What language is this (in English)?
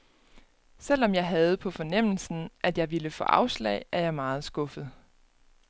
Danish